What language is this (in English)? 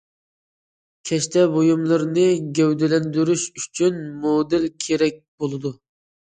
Uyghur